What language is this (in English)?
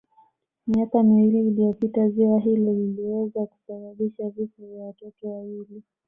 Swahili